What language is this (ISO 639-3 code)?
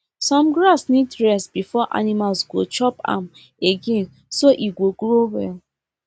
pcm